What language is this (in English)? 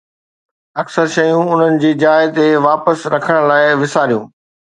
Sindhi